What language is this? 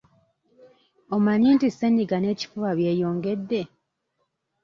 Ganda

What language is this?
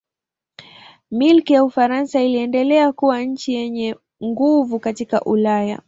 Swahili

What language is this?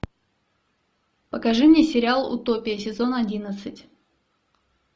Russian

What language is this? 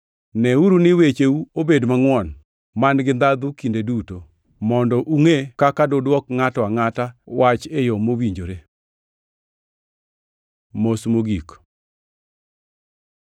Luo (Kenya and Tanzania)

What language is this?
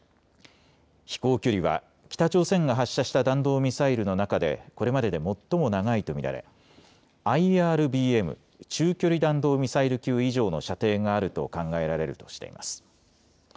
Japanese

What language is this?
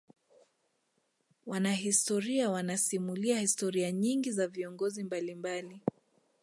Swahili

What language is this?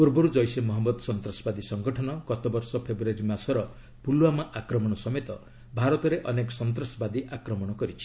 Odia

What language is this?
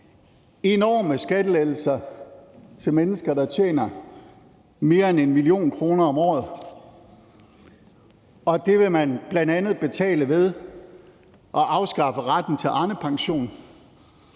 Danish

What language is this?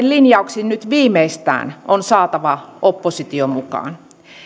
Finnish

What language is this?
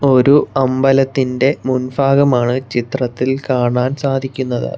Malayalam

